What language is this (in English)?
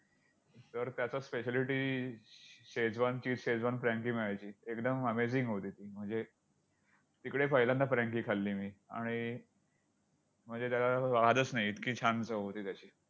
Marathi